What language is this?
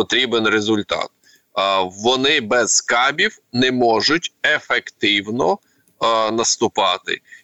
Ukrainian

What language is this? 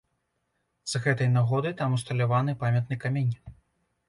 Belarusian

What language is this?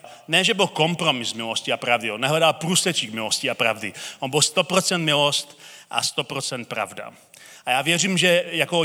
Czech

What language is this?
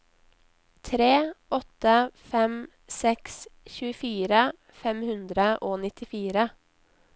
Norwegian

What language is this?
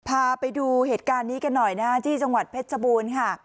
Thai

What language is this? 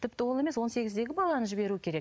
Kazakh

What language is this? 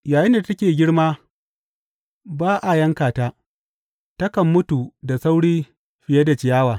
Hausa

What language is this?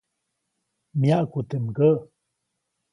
Copainalá Zoque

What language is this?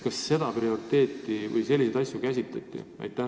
Estonian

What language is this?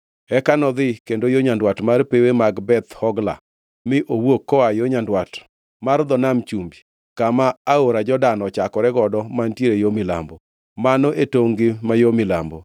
Luo (Kenya and Tanzania)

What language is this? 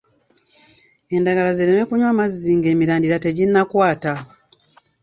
Ganda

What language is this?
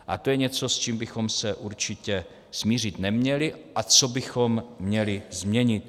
Czech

